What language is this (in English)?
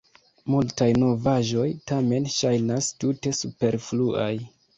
Esperanto